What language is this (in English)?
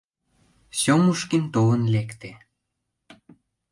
Mari